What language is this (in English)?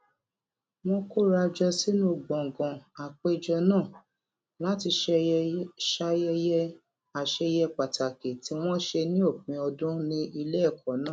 Yoruba